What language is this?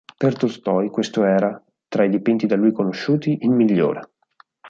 Italian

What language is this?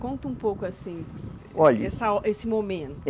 Portuguese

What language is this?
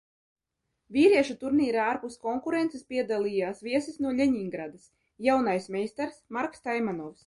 Latvian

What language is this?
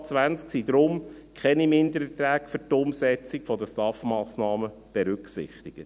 Swiss German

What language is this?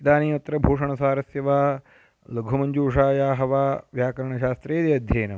Sanskrit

